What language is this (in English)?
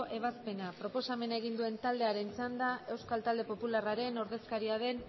Basque